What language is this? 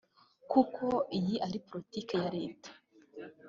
Kinyarwanda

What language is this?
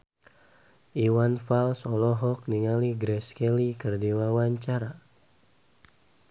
Sundanese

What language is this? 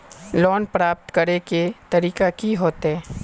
Magahi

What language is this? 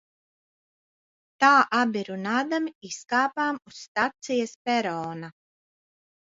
Latvian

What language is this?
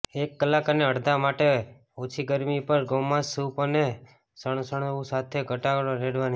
Gujarati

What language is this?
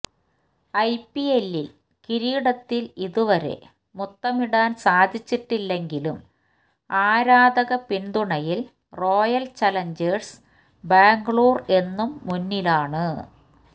Malayalam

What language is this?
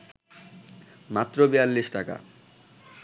Bangla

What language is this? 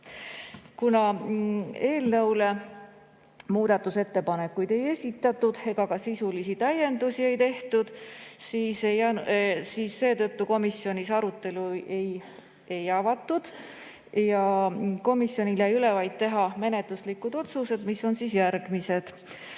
Estonian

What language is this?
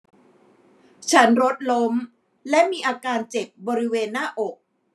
Thai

